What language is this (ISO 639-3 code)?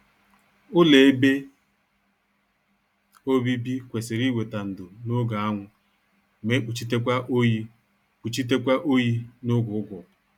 ibo